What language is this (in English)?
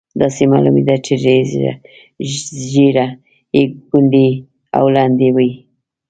Pashto